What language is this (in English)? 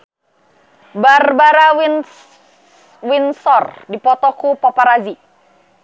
Sundanese